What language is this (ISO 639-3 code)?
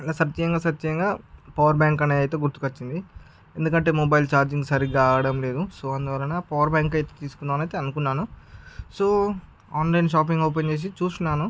tel